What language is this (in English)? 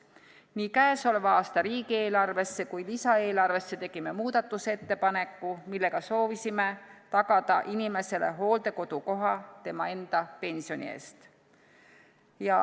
Estonian